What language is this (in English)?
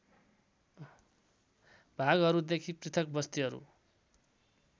Nepali